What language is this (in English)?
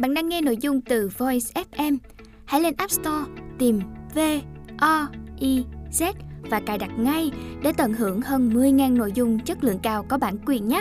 Vietnamese